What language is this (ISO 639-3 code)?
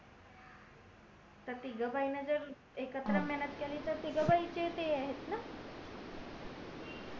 mar